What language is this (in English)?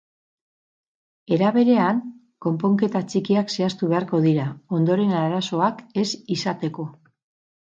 Basque